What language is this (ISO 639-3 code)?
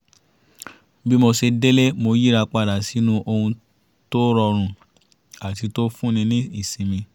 yor